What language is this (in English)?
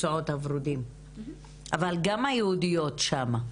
Hebrew